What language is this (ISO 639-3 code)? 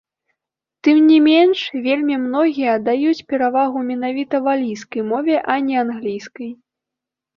bel